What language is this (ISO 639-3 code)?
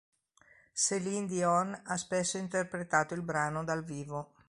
ita